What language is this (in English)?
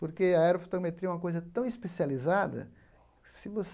Portuguese